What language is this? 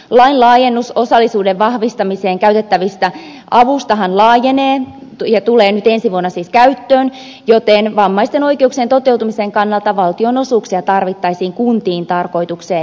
Finnish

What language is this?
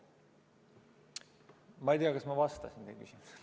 Estonian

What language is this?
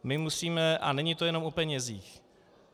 Czech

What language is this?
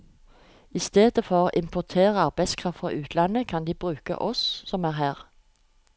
Norwegian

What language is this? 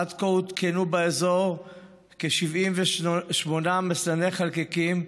Hebrew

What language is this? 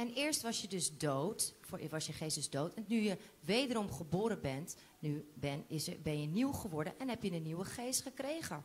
Dutch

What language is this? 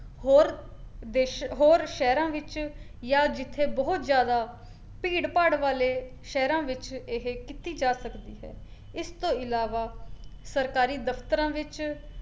Punjabi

